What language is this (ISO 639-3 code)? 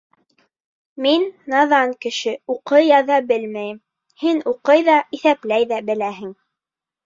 bak